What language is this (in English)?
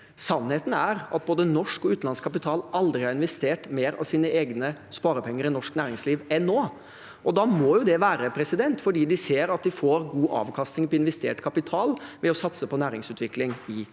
Norwegian